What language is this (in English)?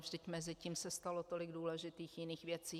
Czech